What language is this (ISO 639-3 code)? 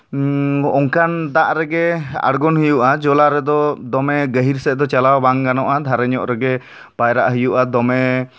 sat